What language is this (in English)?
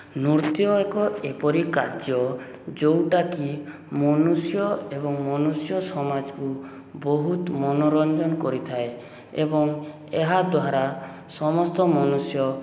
Odia